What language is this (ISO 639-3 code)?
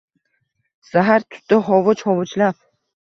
uzb